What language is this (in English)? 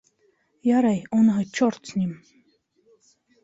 Bashkir